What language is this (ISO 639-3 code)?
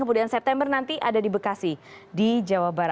ind